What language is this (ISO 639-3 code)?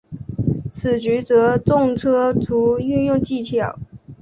zho